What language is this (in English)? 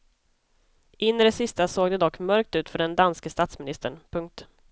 Swedish